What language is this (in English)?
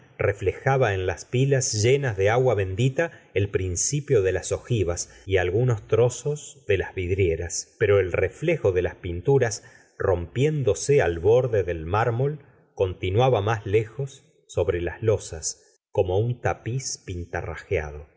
Spanish